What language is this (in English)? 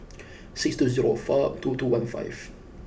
English